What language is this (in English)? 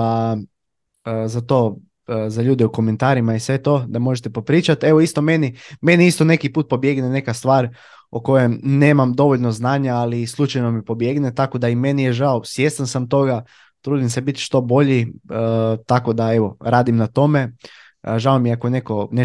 Croatian